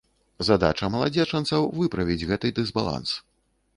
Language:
Belarusian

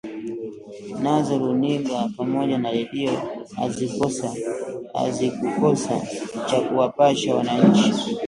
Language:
Swahili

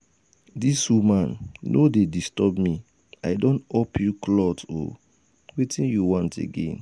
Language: Nigerian Pidgin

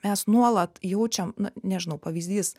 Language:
Lithuanian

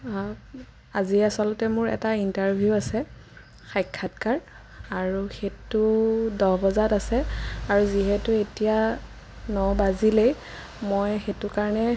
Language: Assamese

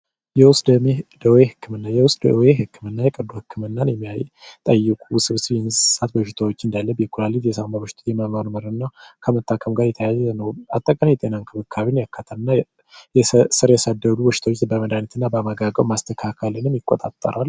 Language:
Amharic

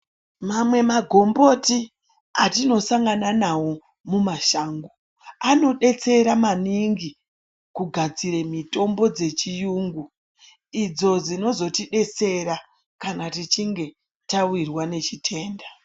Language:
Ndau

